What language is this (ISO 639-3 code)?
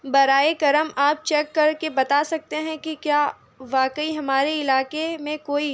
urd